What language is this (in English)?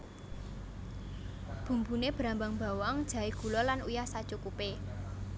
Javanese